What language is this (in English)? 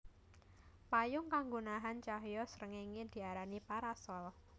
Javanese